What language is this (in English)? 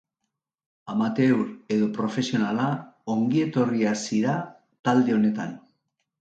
Basque